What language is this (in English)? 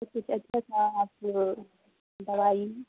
Urdu